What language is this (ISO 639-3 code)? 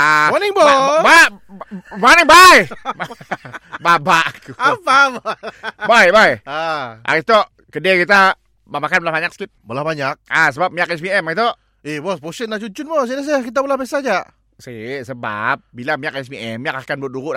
msa